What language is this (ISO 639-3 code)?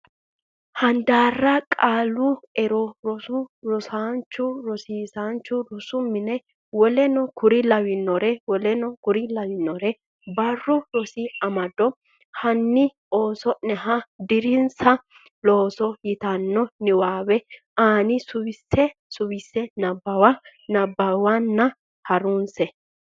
sid